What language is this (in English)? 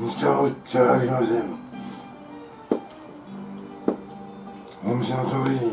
Japanese